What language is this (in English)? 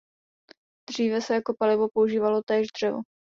Czech